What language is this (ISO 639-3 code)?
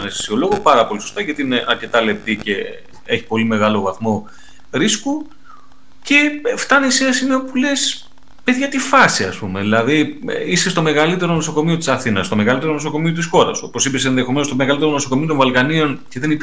ell